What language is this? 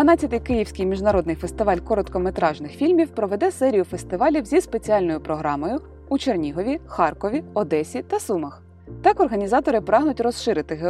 Ukrainian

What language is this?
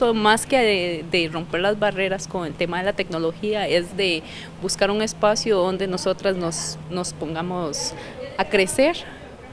Spanish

